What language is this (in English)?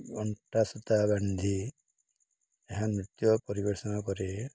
Odia